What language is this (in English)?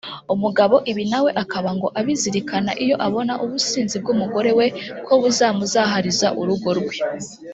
Kinyarwanda